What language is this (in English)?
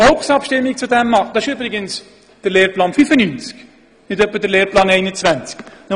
Swiss German